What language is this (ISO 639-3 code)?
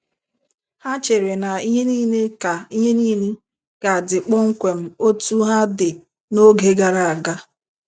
ibo